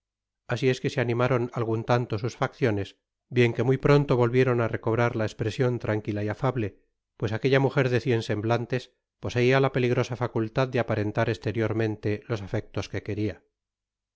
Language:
Spanish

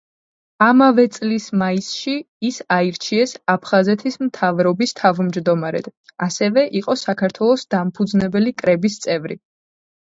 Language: Georgian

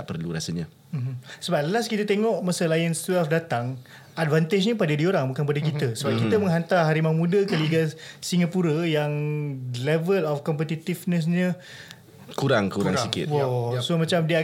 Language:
Malay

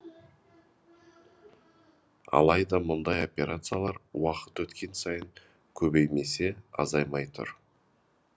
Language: Kazakh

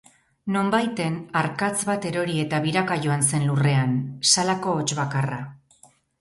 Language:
Basque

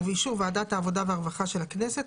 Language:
Hebrew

